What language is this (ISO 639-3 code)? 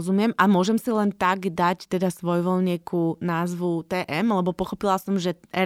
slk